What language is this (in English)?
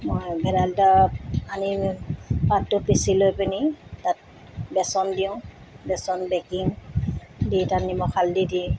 Assamese